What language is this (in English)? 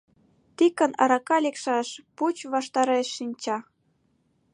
Mari